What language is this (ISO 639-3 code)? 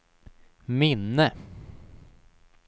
swe